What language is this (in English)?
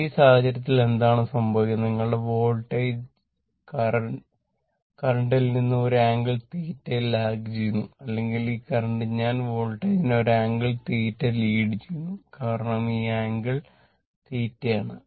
Malayalam